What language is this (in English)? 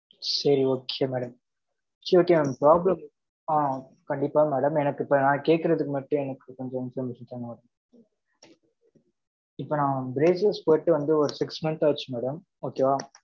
Tamil